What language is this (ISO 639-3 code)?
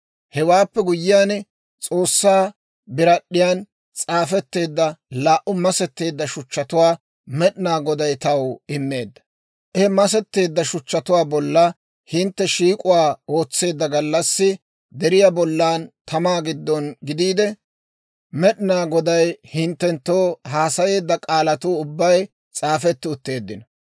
dwr